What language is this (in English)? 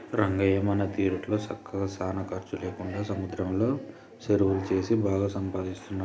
Telugu